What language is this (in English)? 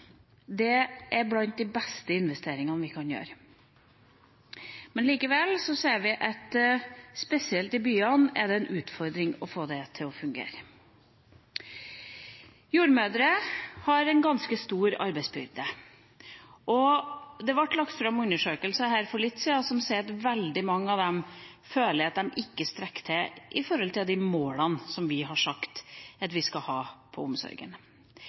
Norwegian Bokmål